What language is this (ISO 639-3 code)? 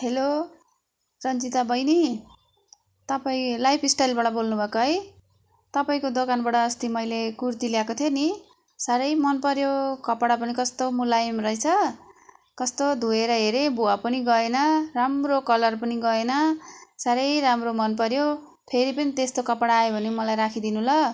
nep